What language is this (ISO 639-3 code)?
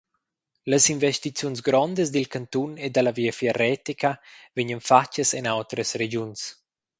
roh